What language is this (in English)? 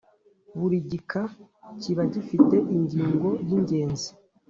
Kinyarwanda